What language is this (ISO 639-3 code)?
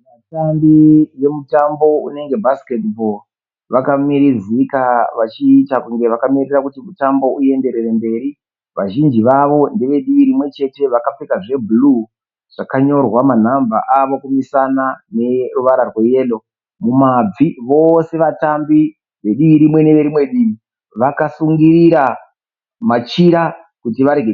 sna